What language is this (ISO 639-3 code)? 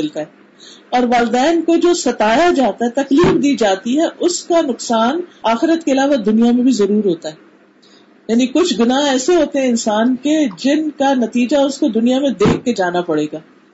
urd